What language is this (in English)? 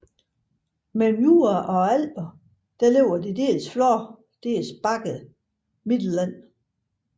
Danish